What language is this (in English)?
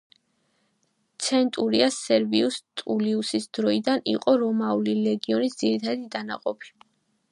Georgian